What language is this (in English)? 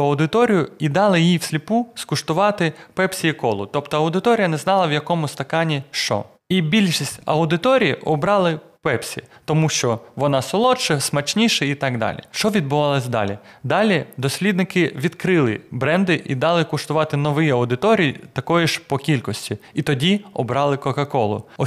Ukrainian